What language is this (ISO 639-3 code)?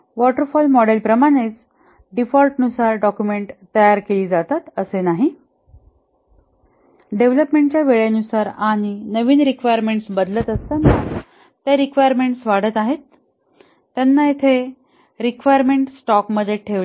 mar